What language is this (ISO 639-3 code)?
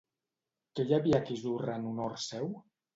cat